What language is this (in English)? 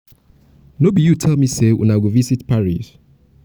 Nigerian Pidgin